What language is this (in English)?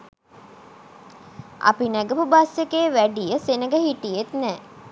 Sinhala